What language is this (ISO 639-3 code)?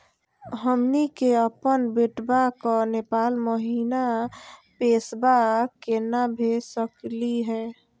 mag